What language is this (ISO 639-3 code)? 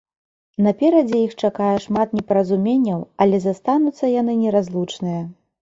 bel